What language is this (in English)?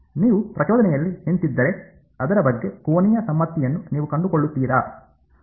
Kannada